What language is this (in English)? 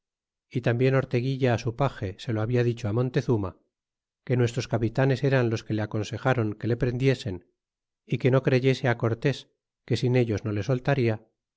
Spanish